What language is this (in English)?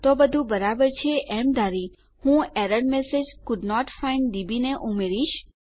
Gujarati